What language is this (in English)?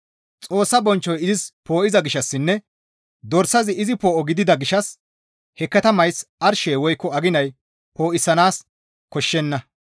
Gamo